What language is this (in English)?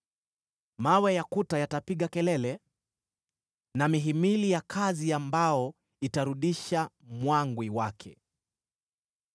Swahili